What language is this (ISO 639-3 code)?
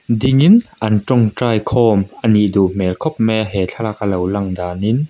lus